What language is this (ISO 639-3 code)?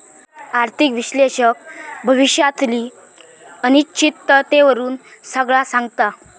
mar